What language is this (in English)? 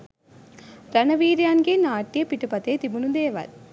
Sinhala